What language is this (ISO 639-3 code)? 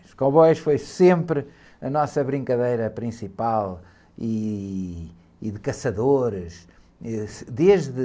por